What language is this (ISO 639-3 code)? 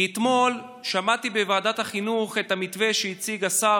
heb